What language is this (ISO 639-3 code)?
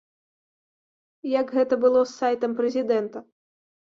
bel